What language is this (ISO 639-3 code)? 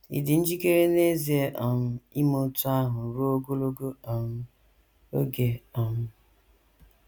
ibo